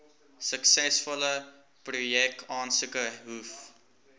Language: Afrikaans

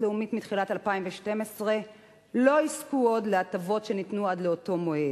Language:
Hebrew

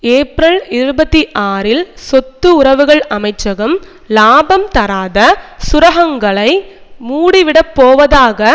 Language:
Tamil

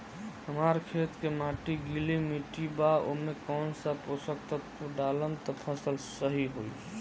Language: Bhojpuri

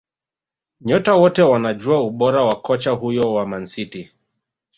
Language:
Swahili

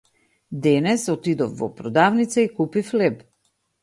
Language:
Macedonian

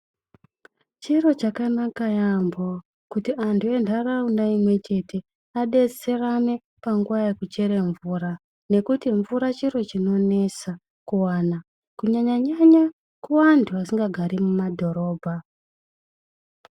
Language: Ndau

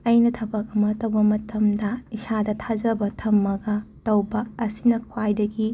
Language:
Manipuri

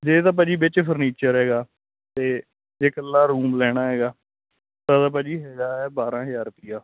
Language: Punjabi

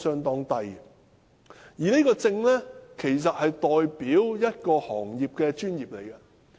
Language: Cantonese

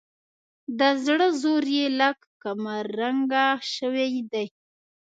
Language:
Pashto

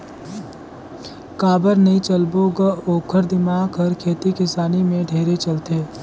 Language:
Chhattisgarhi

